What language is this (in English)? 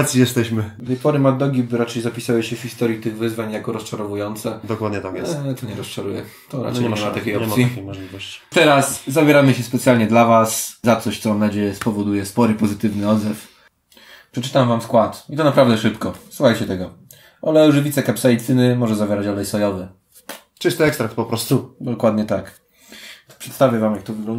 Polish